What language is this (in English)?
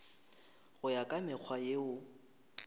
Northern Sotho